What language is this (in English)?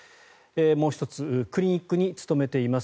Japanese